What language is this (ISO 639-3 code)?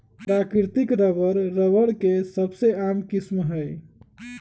mag